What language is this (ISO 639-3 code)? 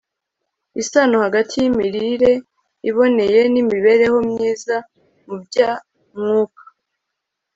kin